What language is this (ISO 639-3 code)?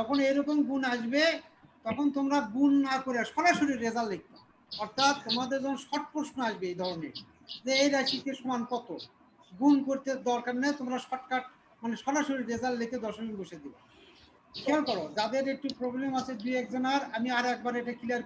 tur